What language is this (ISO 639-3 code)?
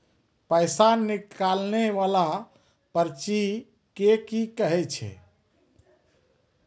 mai